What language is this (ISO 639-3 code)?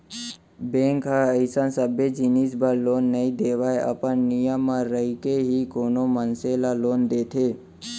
hne